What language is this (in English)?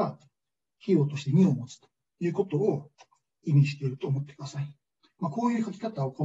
Japanese